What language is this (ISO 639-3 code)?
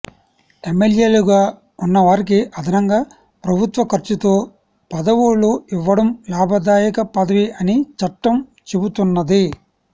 tel